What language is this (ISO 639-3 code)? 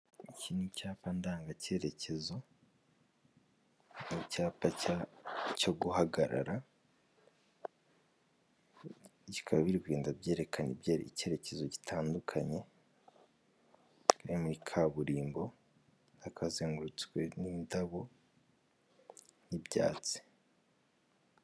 kin